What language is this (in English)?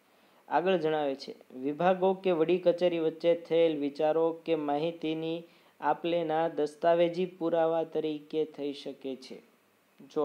Hindi